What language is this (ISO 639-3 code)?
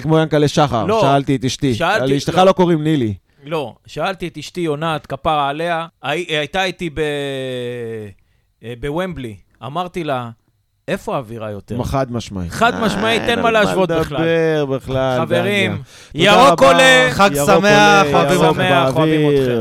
heb